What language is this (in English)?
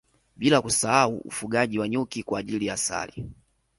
Swahili